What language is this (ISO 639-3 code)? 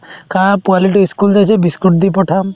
asm